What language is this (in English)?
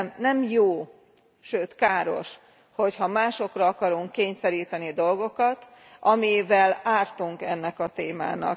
Hungarian